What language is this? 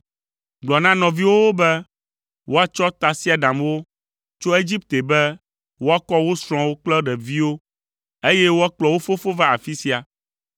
Ewe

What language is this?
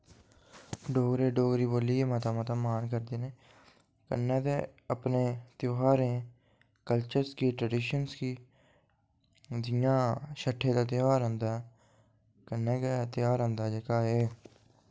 Dogri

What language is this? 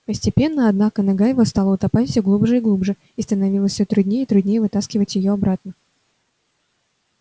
Russian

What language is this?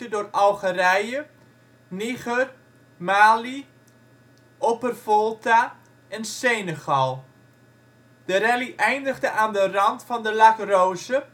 Dutch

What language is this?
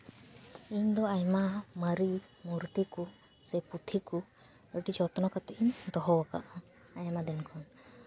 Santali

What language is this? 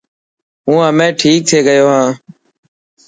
Dhatki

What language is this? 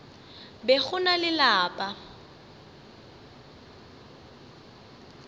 Northern Sotho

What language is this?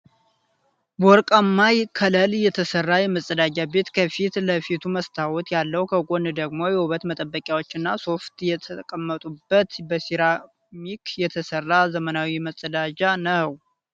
Amharic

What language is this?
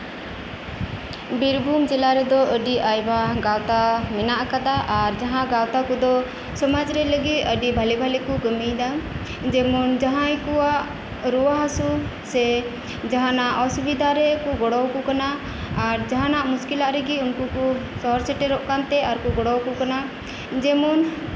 Santali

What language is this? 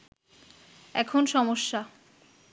Bangla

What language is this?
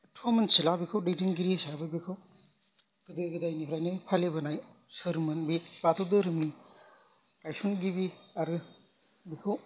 Bodo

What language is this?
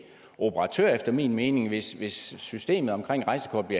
Danish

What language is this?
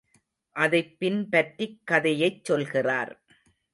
Tamil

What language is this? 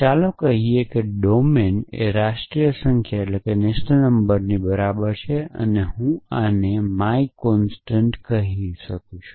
Gujarati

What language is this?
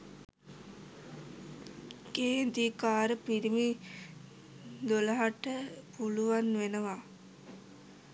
Sinhala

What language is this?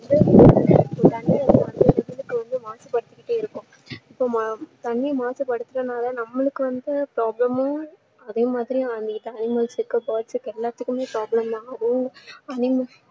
Tamil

